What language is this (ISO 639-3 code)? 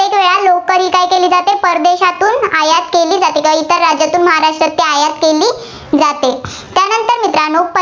mar